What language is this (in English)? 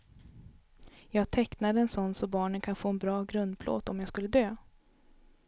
Swedish